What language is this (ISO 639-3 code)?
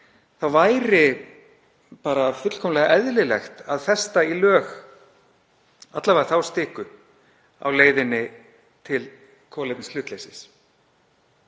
isl